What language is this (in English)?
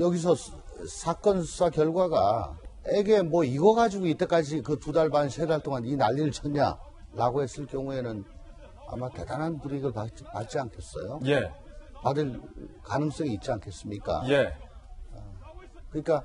Korean